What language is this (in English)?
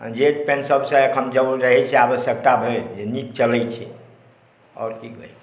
Maithili